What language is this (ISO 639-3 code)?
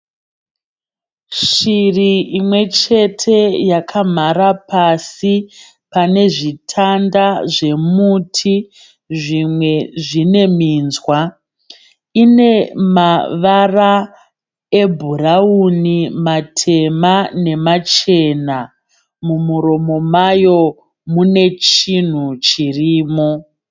sna